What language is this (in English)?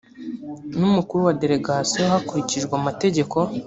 Kinyarwanda